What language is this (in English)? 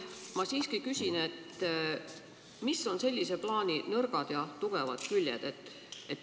Estonian